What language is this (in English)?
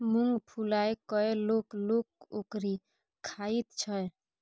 Maithili